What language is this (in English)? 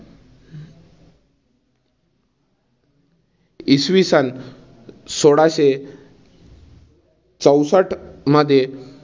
Marathi